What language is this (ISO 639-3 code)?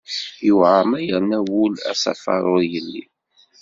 kab